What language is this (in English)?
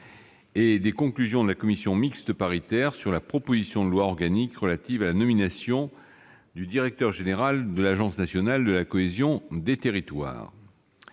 French